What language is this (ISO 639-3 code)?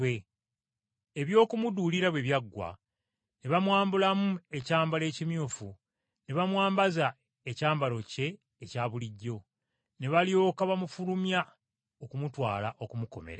lug